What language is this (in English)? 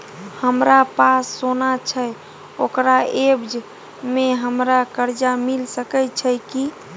Maithili